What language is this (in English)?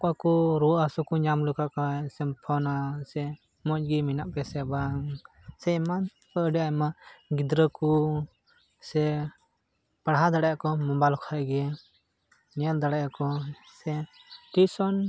Santali